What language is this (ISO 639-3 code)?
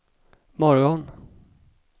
swe